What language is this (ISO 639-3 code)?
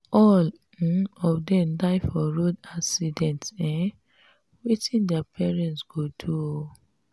pcm